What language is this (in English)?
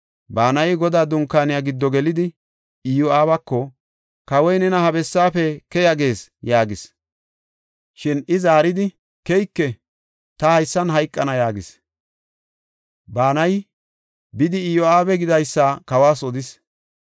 Gofa